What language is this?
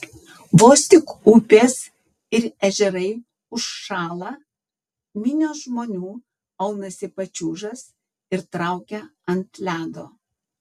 Lithuanian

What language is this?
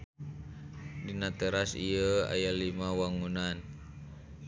Sundanese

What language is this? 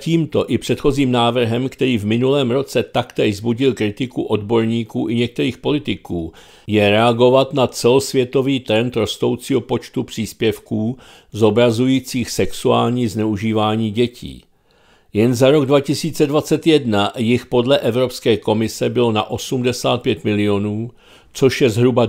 Czech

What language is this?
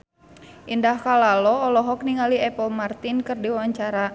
Sundanese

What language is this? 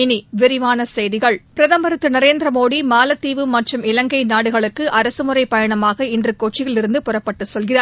Tamil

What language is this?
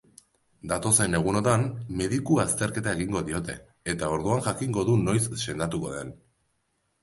Basque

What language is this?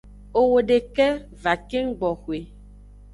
Aja (Benin)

